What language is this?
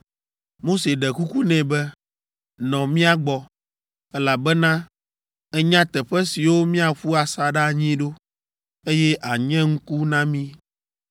Ewe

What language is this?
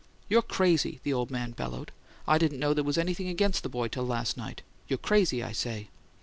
English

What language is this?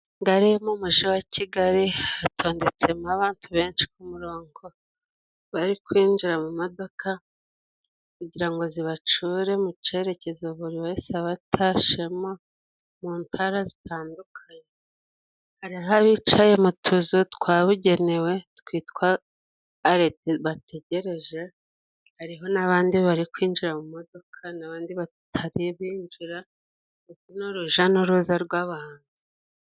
Kinyarwanda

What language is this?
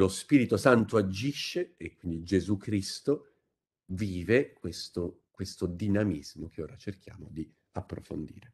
Italian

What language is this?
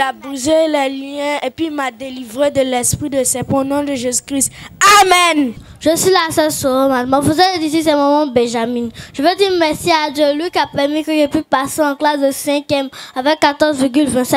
French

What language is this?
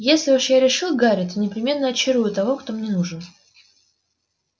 Russian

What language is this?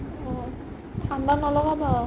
Assamese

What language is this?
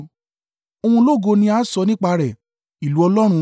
Yoruba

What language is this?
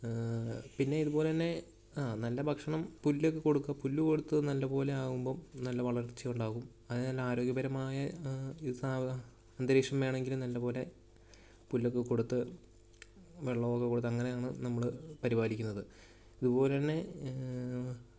Malayalam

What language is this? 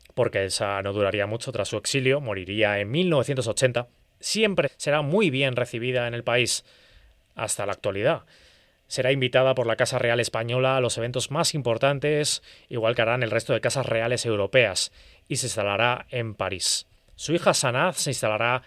Spanish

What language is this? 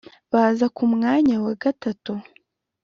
Kinyarwanda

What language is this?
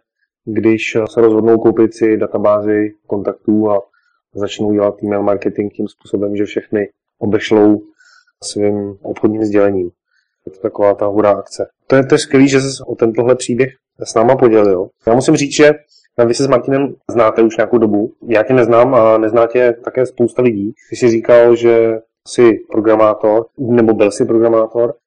Czech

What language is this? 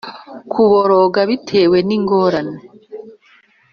Kinyarwanda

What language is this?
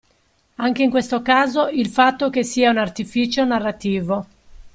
Italian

